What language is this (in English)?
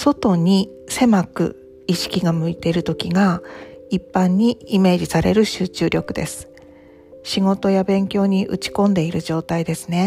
Japanese